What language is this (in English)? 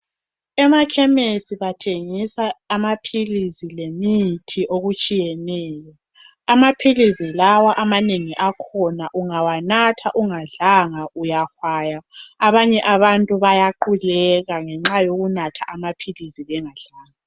North Ndebele